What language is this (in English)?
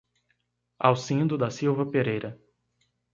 Portuguese